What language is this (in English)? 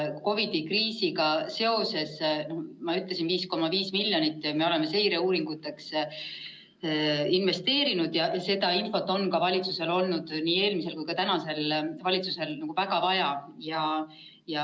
Estonian